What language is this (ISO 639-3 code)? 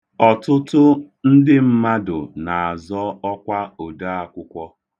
ibo